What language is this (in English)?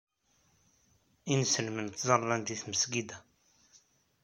Kabyle